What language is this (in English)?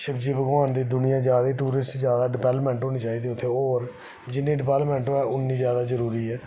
Dogri